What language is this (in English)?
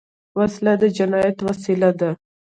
Pashto